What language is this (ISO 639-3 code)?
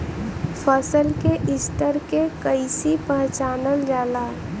bho